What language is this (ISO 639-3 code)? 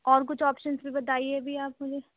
urd